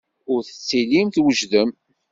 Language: Kabyle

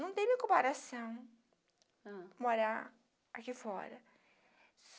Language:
Portuguese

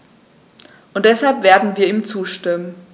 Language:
German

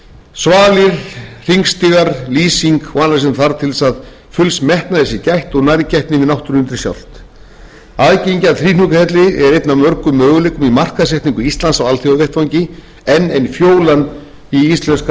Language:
Icelandic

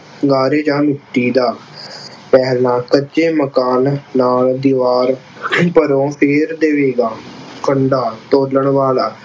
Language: Punjabi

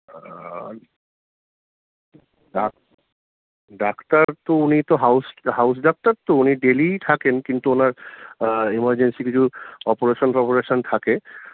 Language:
Bangla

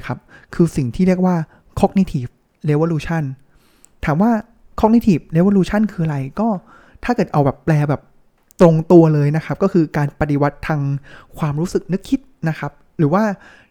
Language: Thai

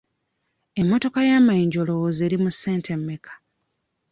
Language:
Ganda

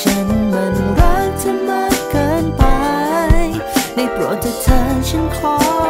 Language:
Thai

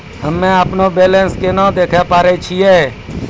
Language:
Maithili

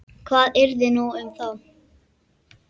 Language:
Icelandic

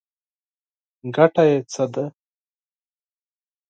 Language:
Pashto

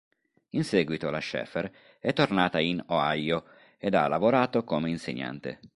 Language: Italian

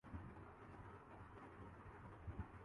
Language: Urdu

